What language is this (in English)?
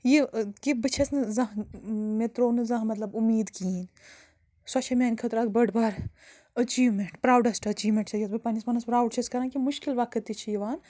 Kashmiri